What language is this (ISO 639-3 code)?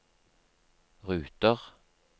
nor